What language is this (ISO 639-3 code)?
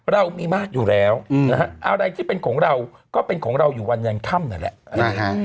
tha